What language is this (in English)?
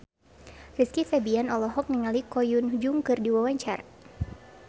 Sundanese